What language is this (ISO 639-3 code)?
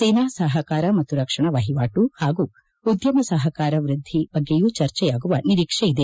kan